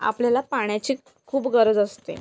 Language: Marathi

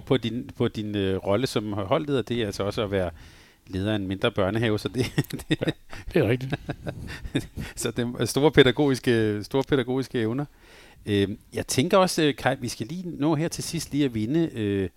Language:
Danish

